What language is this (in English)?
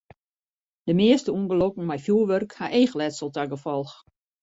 Western Frisian